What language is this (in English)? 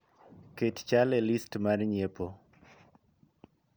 Luo (Kenya and Tanzania)